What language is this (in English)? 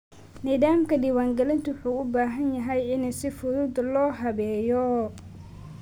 Somali